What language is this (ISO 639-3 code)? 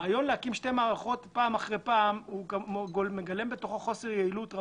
heb